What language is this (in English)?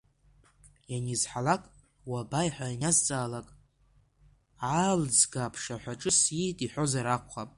Abkhazian